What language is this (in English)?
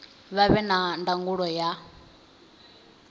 Venda